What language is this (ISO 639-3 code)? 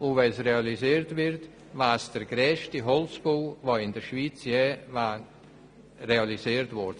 gsw